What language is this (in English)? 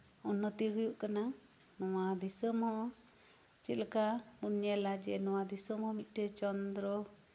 Santali